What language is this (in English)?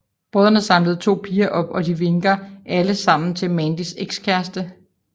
Danish